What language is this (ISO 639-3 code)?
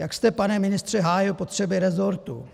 ces